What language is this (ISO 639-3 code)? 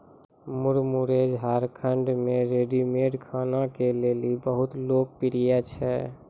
mai